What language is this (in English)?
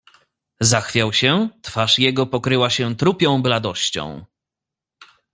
Polish